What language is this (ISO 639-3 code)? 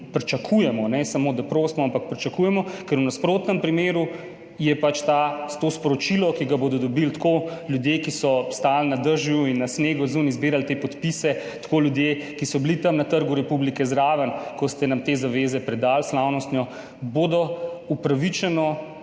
slv